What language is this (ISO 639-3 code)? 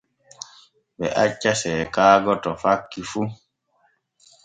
fue